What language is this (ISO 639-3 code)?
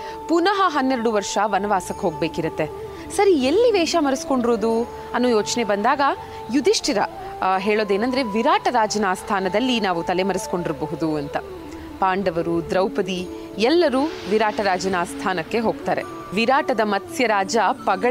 kan